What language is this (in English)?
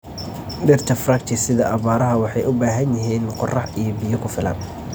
Somali